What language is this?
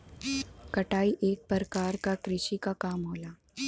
Bhojpuri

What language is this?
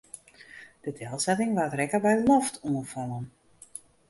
Western Frisian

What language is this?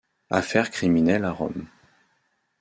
French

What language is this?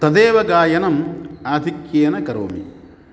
Sanskrit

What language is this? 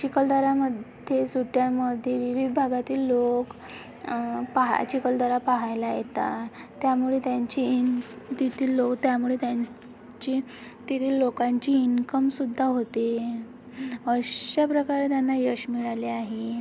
Marathi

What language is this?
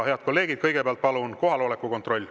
Estonian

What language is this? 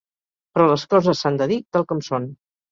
Catalan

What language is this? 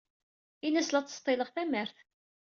Kabyle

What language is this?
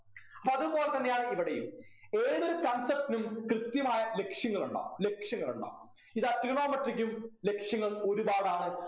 Malayalam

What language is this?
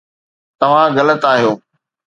Sindhi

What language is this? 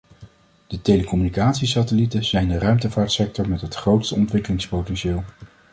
Dutch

